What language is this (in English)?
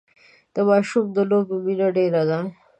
Pashto